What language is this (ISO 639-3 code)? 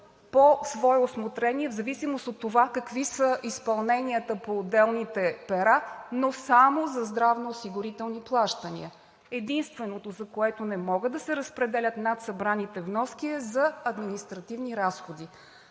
bul